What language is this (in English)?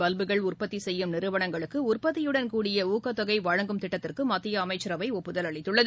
Tamil